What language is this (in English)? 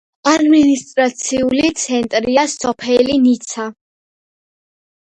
Georgian